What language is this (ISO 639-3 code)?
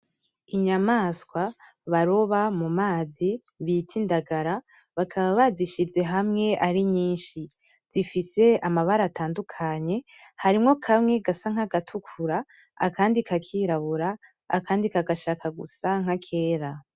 run